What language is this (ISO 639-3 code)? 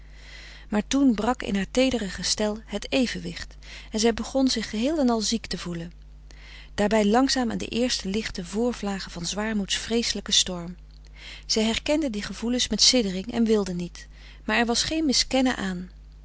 nld